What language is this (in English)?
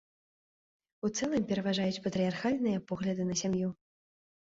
Belarusian